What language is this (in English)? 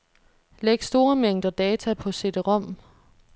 Danish